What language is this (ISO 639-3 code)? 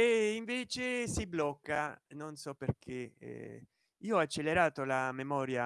ita